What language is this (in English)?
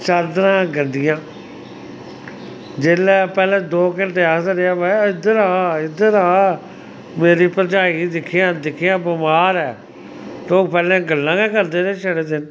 Dogri